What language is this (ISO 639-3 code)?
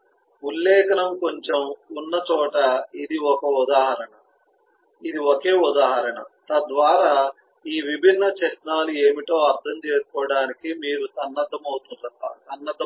tel